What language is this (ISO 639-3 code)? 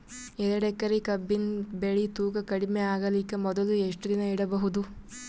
kan